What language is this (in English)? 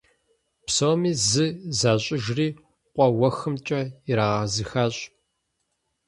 Kabardian